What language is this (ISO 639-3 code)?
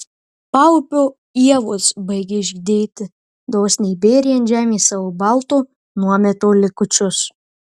lit